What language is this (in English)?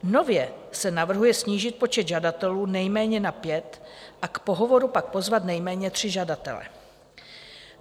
Czech